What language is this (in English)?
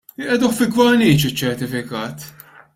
Maltese